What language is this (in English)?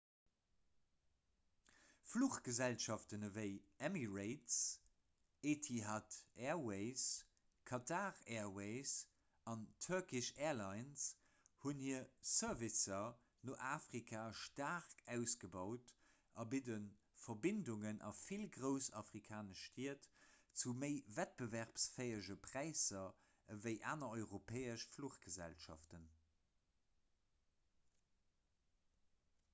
Luxembourgish